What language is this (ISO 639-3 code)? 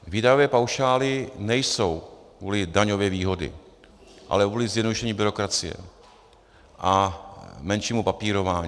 ces